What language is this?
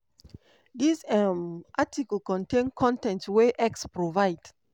Nigerian Pidgin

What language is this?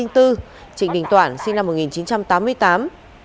Vietnamese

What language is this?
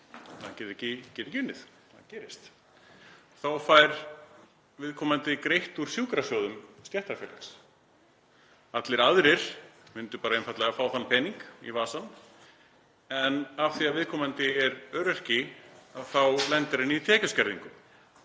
Icelandic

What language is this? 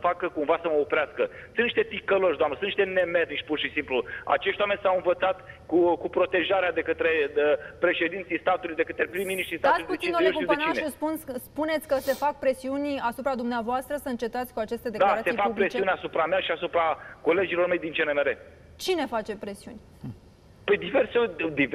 Romanian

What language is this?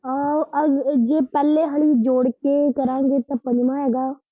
Punjabi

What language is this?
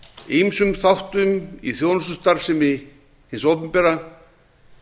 Icelandic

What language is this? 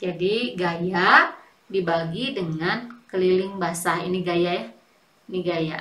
Indonesian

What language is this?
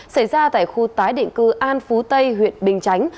Vietnamese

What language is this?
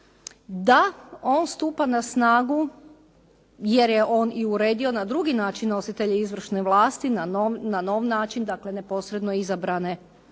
Croatian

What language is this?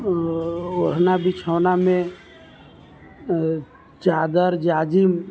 Maithili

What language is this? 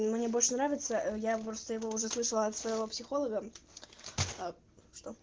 Russian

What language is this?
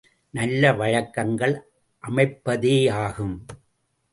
Tamil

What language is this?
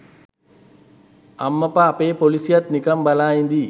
Sinhala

